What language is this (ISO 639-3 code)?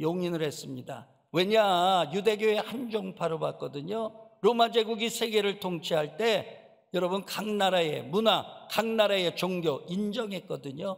kor